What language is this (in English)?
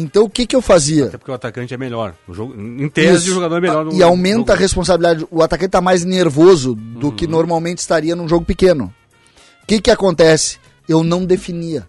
Portuguese